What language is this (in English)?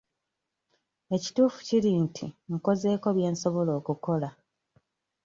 Ganda